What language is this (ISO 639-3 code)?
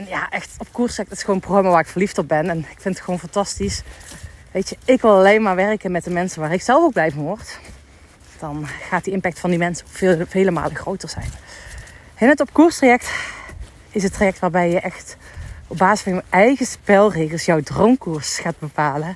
nld